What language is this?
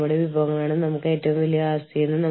Malayalam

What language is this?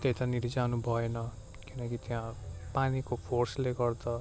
Nepali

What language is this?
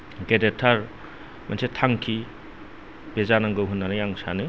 Bodo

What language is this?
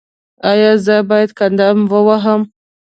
Pashto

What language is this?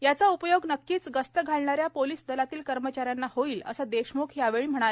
Marathi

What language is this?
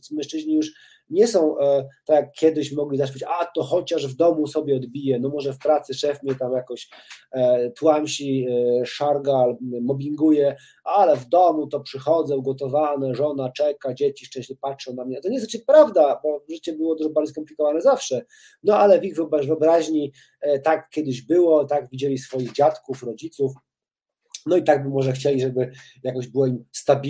Polish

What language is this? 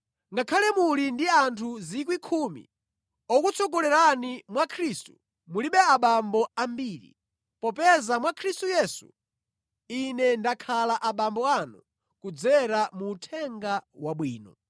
Nyanja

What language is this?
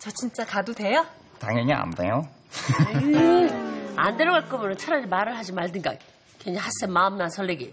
Korean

